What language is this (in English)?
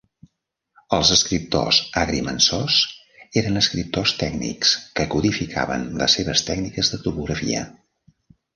Catalan